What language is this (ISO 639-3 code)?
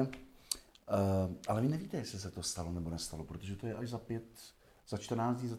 ces